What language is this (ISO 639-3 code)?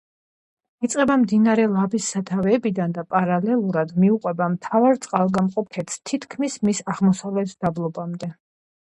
kat